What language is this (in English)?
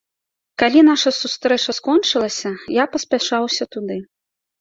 Belarusian